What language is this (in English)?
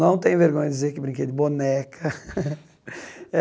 Portuguese